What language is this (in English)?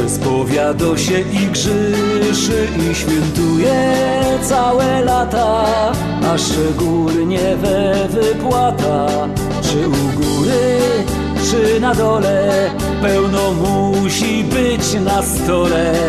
Polish